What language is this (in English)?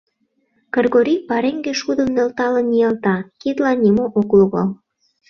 Mari